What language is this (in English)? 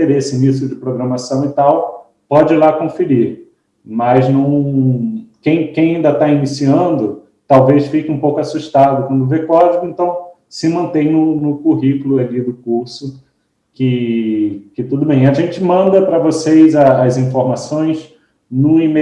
Portuguese